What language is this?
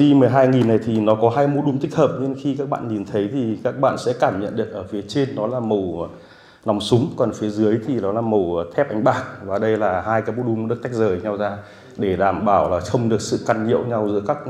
Vietnamese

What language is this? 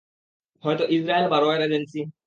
Bangla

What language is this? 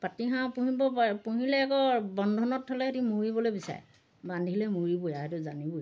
Assamese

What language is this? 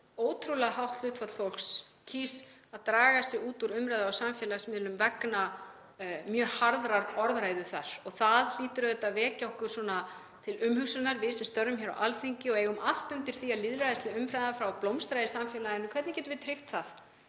Icelandic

